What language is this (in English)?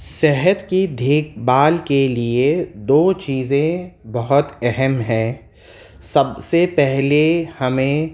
Urdu